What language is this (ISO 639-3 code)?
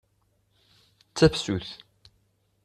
kab